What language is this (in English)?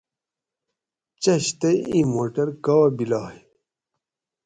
Gawri